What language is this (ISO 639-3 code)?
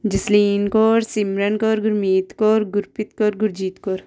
pan